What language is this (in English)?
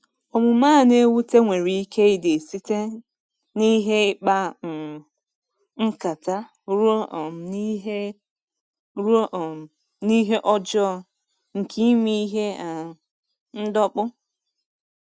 Igbo